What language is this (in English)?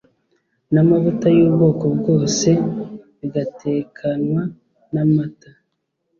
Kinyarwanda